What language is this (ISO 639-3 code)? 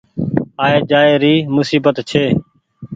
gig